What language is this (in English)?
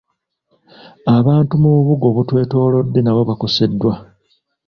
Ganda